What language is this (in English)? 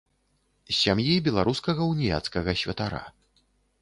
Belarusian